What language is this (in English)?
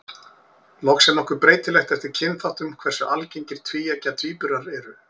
Icelandic